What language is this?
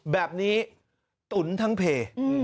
Thai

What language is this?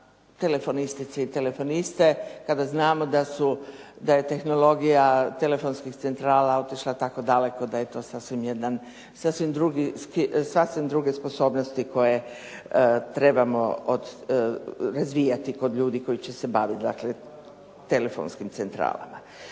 Croatian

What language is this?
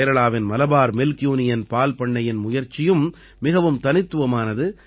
Tamil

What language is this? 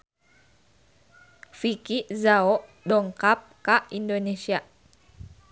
Sundanese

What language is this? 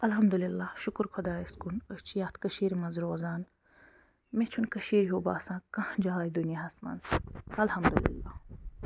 Kashmiri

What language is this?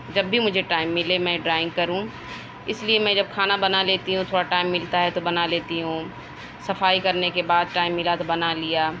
Urdu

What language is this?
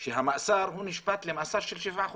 Hebrew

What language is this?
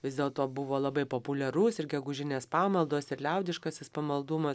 Lithuanian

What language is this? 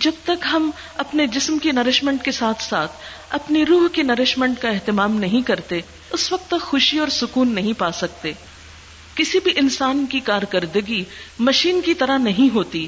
Urdu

